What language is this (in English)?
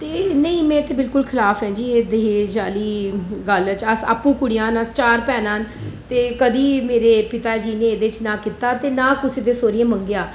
Dogri